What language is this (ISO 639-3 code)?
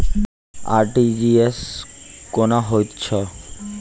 mai